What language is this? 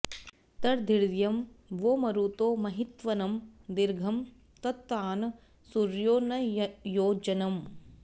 Sanskrit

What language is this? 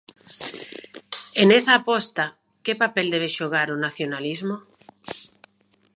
Galician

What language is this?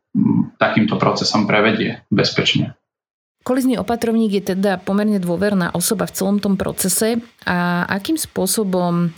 Slovak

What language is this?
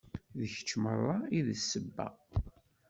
Kabyle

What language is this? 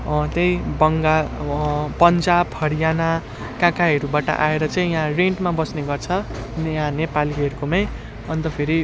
Nepali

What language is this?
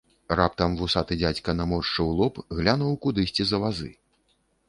Belarusian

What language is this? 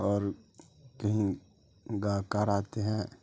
Urdu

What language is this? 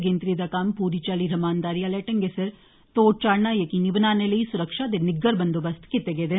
Dogri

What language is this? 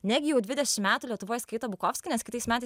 Lithuanian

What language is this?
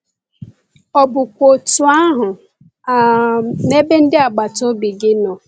Igbo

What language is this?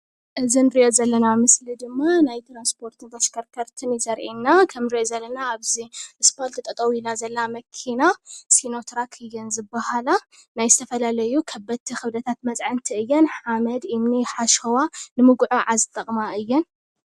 Tigrinya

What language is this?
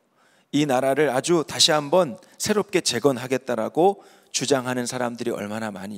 Korean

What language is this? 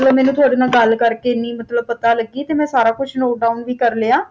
Punjabi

